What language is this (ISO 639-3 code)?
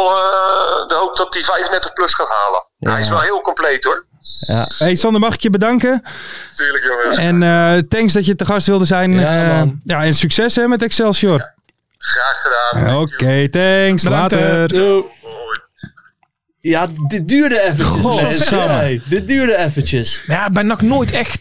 nld